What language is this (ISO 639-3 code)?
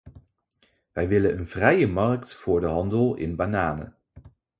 nld